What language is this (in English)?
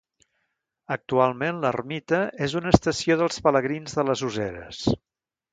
Catalan